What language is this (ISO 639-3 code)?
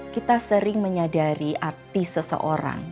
ind